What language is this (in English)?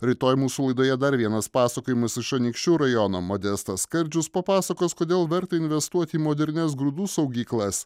Lithuanian